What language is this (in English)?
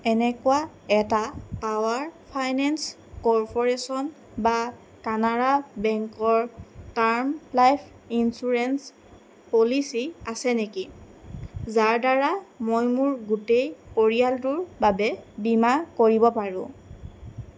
Assamese